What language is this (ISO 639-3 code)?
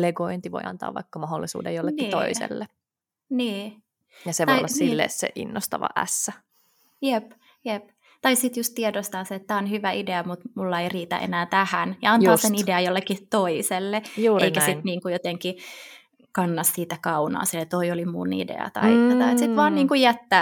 fin